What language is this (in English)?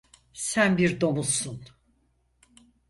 Turkish